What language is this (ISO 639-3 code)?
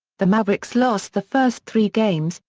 eng